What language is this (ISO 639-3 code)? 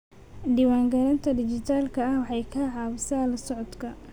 som